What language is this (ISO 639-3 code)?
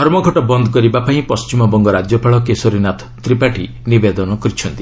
ori